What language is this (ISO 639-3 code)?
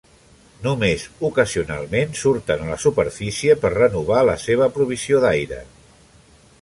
cat